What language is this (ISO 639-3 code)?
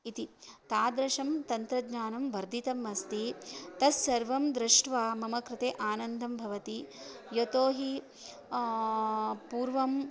san